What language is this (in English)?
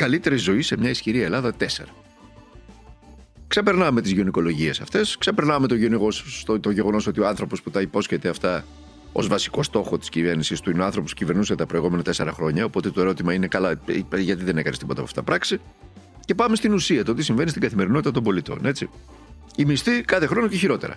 Greek